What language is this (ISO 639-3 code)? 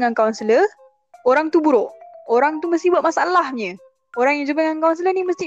msa